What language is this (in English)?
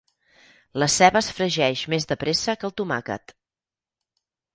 Catalan